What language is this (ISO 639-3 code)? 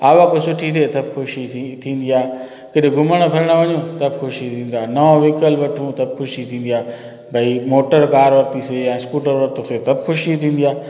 snd